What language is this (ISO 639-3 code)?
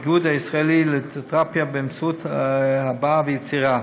heb